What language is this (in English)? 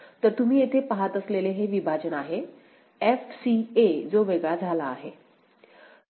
Marathi